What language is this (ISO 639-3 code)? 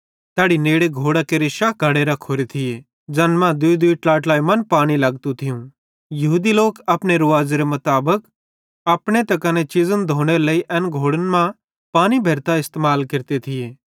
bhd